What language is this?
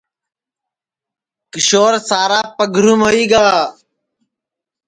Sansi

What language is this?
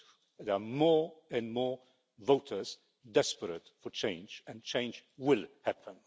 English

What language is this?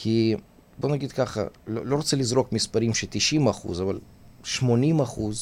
Hebrew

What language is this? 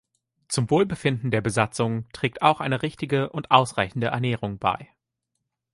German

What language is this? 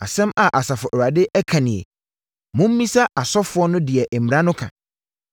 Akan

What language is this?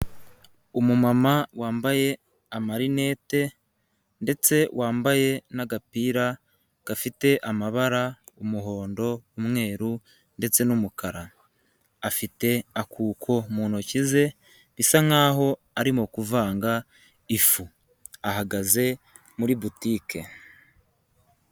Kinyarwanda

